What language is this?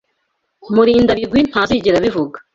Kinyarwanda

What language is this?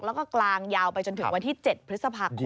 Thai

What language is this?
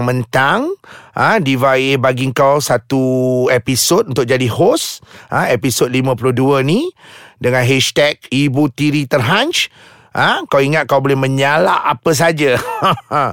Malay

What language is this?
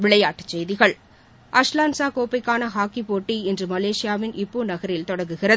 Tamil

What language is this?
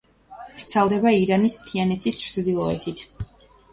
Georgian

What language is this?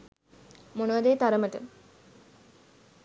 Sinhala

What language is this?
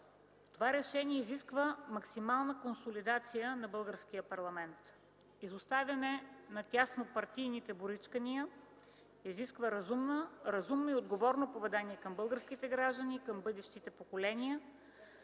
Bulgarian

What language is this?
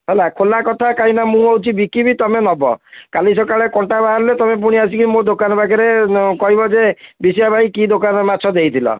Odia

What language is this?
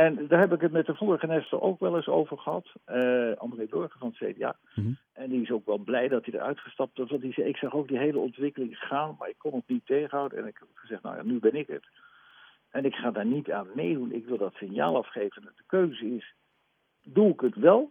Dutch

